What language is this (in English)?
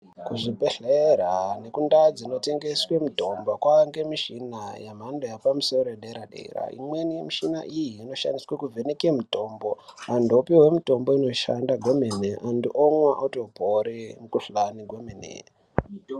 Ndau